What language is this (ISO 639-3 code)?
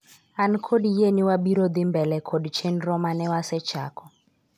luo